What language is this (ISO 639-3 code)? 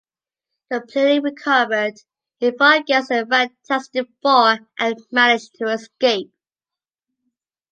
eng